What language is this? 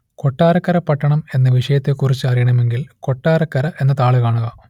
Malayalam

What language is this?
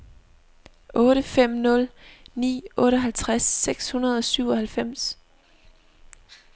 Danish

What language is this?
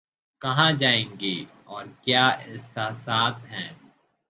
Urdu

